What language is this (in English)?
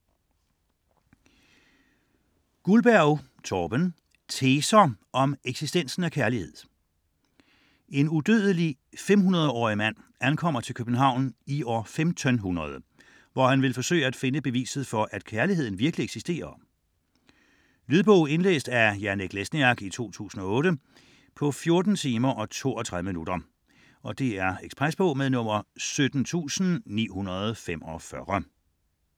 Danish